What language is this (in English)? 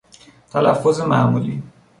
Persian